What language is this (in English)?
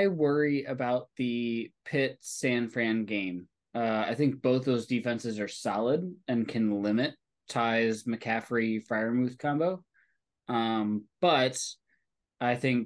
English